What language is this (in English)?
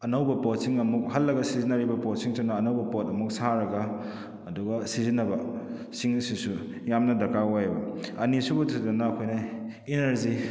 Manipuri